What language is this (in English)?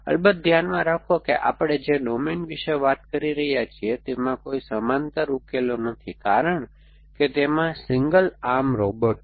Gujarati